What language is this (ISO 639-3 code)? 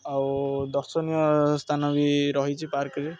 ori